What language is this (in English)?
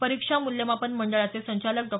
Marathi